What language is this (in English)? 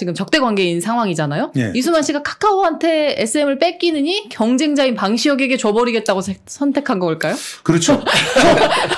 Korean